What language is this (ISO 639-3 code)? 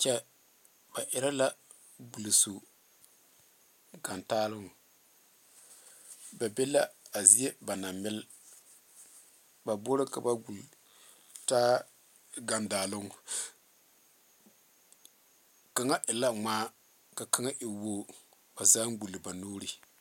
dga